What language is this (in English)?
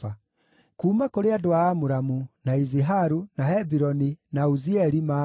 Kikuyu